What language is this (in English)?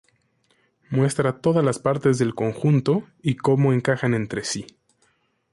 Spanish